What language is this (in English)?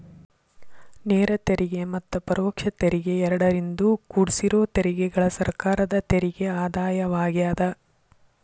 Kannada